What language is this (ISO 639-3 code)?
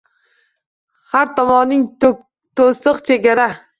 uzb